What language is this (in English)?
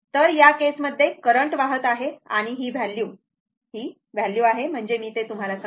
Marathi